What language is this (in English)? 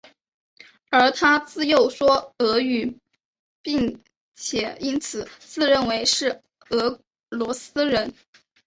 Chinese